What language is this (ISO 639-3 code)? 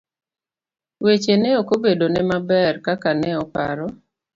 luo